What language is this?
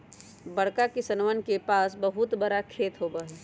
Magahi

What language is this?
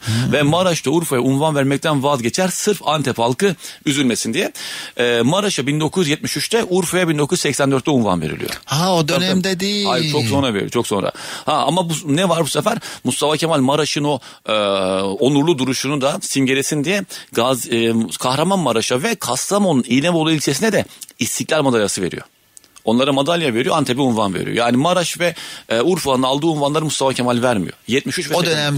Turkish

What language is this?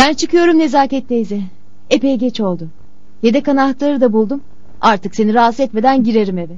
Turkish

